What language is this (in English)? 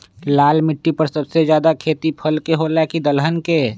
Magahi